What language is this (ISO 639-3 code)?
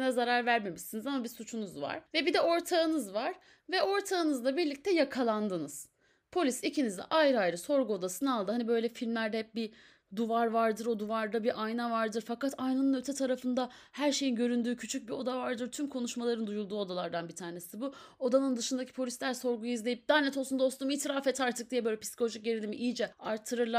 tur